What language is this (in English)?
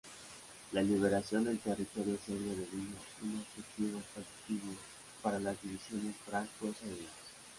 Spanish